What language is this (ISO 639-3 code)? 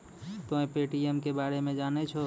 mai